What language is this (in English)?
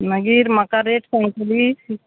Konkani